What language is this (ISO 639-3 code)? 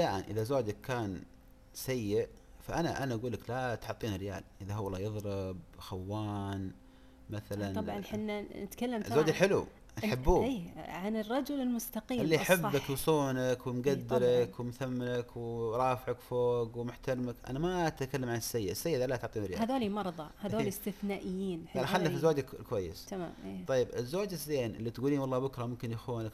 ara